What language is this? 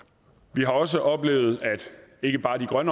Danish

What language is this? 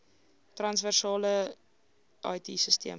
Afrikaans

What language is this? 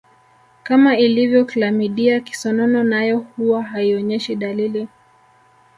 Swahili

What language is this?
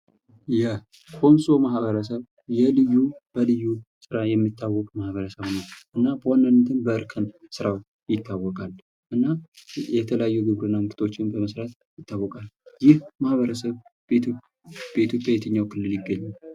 Amharic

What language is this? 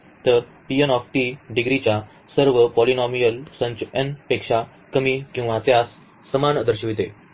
Marathi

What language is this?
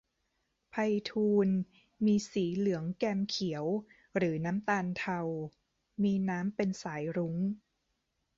Thai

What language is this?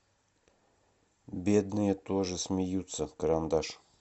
Russian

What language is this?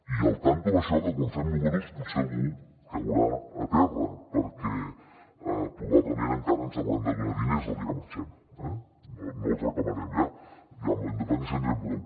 Catalan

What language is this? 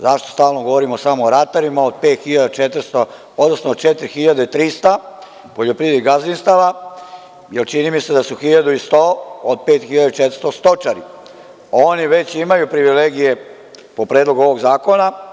Serbian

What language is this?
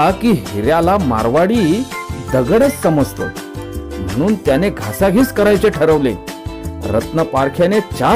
Marathi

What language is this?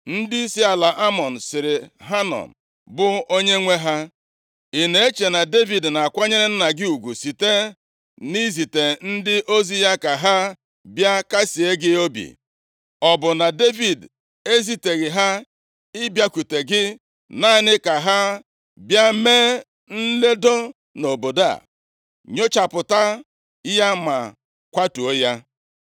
Igbo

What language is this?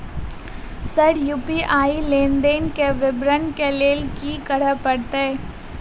Maithili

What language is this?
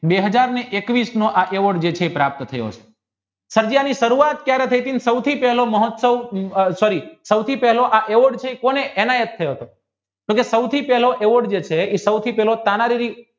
Gujarati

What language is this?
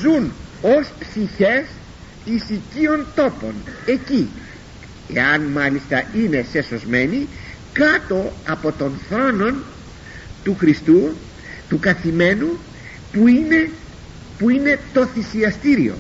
Greek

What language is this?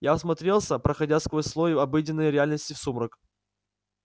Russian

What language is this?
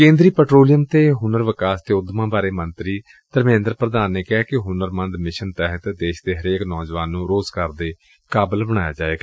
Punjabi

